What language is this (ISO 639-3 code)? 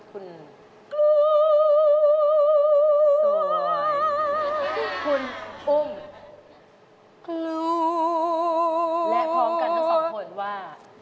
tha